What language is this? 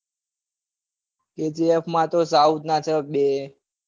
Gujarati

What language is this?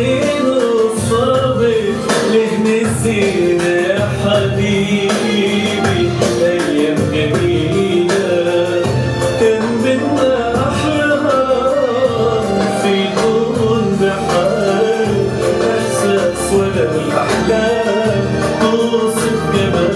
Arabic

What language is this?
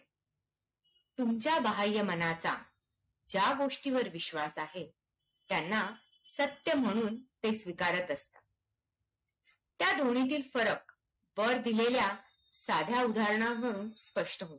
Marathi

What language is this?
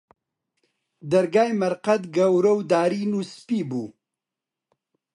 Central Kurdish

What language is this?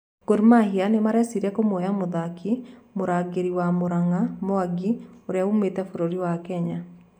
Kikuyu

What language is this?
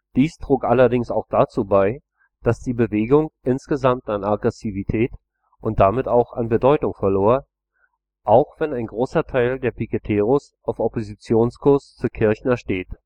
German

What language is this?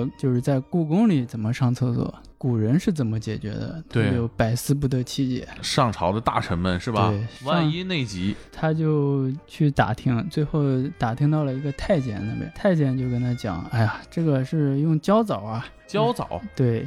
Chinese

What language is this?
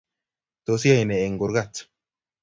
Kalenjin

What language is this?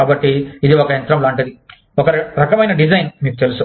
Telugu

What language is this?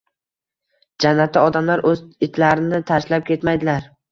Uzbek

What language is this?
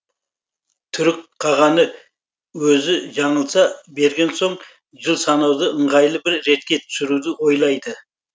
Kazakh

